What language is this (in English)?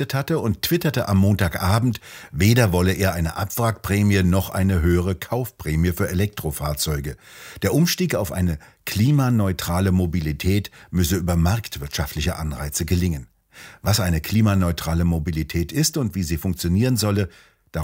German